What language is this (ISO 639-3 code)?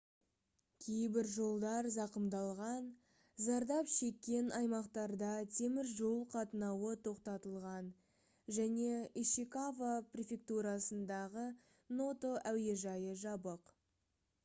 kaz